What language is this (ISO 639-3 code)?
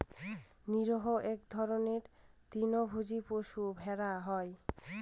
ben